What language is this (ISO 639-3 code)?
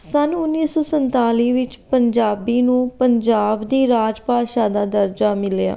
pan